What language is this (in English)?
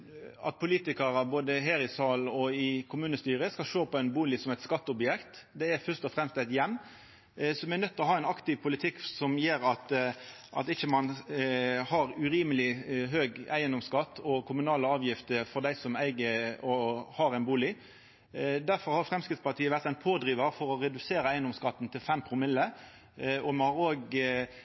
Norwegian Nynorsk